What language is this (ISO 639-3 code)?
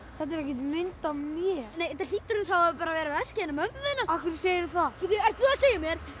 isl